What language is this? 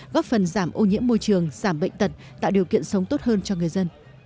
Vietnamese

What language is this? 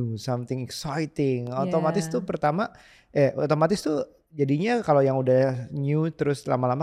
Indonesian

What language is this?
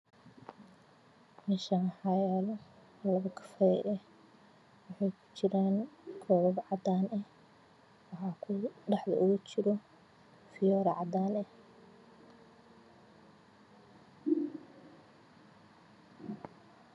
Somali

